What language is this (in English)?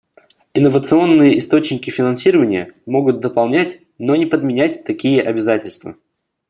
Russian